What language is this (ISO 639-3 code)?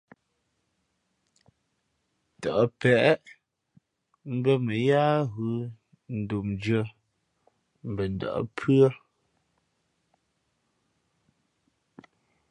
fmp